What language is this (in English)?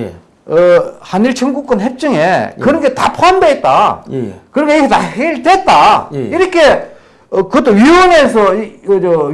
Korean